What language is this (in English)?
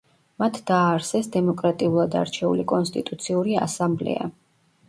Georgian